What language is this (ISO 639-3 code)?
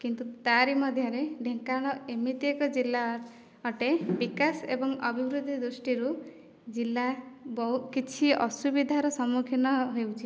ori